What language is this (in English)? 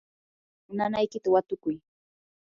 Yanahuanca Pasco Quechua